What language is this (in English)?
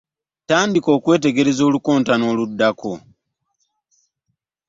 Ganda